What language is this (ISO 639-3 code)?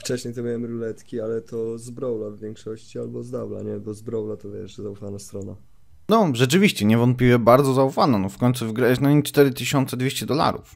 pol